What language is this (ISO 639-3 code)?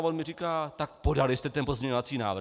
ces